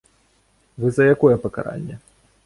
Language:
Belarusian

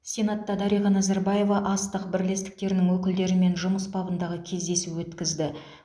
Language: Kazakh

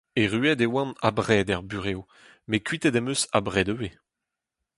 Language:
Breton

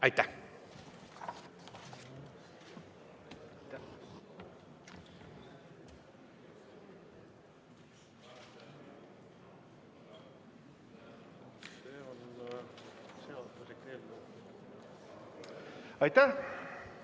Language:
Estonian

